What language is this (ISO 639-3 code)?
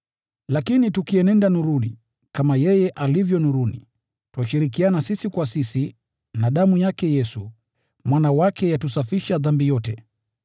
swa